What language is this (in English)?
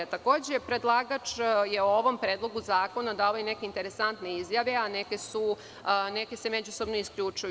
Serbian